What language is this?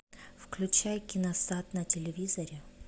Russian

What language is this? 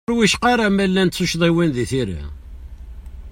Kabyle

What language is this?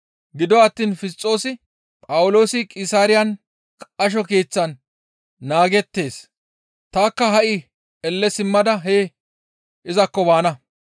Gamo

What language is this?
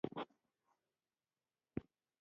Pashto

